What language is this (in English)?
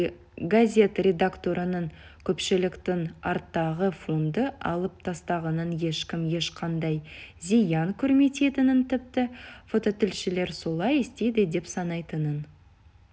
Kazakh